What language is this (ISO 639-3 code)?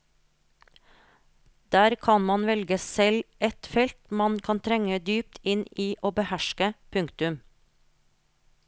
nor